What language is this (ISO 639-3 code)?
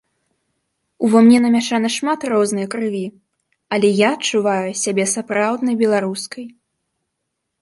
bel